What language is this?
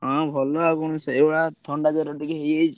Odia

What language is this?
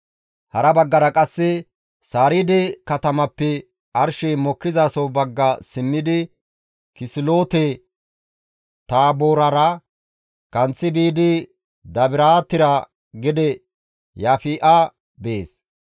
Gamo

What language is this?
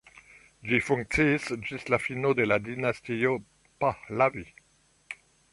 Esperanto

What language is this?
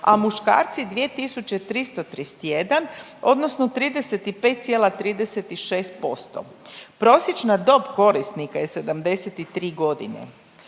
Croatian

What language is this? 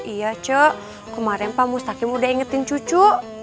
Indonesian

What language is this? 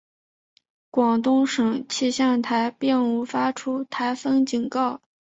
Chinese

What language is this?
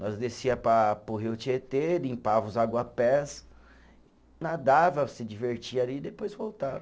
Portuguese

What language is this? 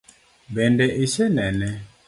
Luo (Kenya and Tanzania)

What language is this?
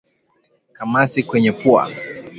Swahili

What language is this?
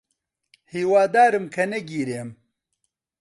Central Kurdish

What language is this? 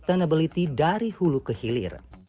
Indonesian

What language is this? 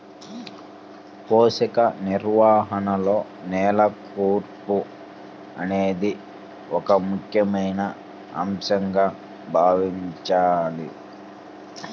Telugu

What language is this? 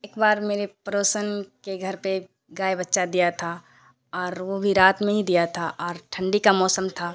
Urdu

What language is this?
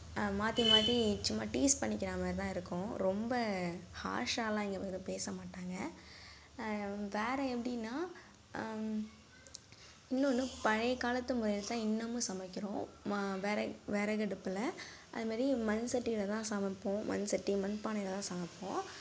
Tamil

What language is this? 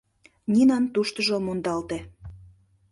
Mari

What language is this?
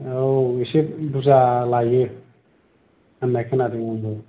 Bodo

